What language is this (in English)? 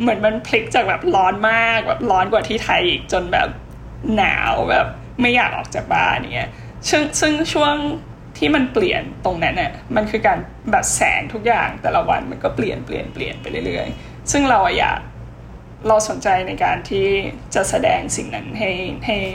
Thai